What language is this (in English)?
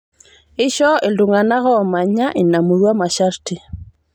Masai